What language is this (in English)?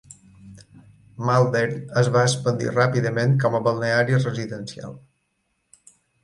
Catalan